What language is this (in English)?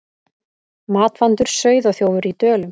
Icelandic